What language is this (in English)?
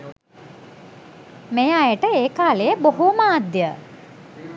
Sinhala